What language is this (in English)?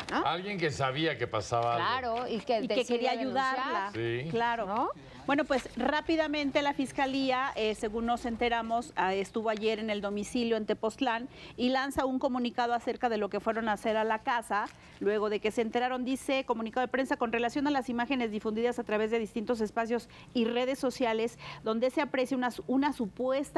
Spanish